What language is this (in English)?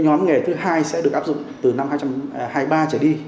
Vietnamese